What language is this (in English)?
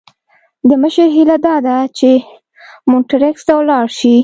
Pashto